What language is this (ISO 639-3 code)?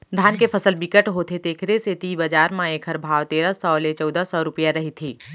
hne